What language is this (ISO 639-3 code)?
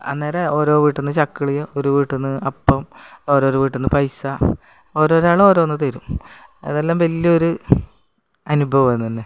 mal